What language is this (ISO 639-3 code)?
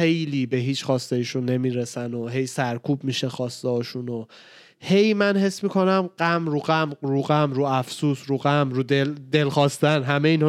fas